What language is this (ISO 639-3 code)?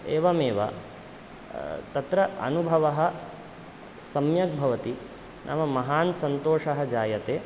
san